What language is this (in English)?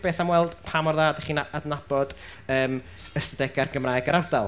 Welsh